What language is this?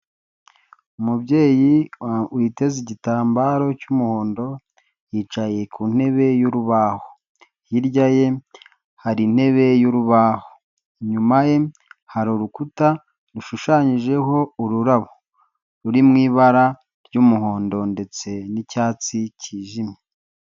Kinyarwanda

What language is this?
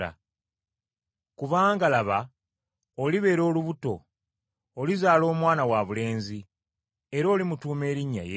Ganda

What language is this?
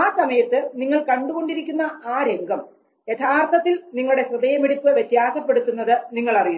Malayalam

